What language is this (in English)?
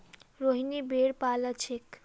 Magahi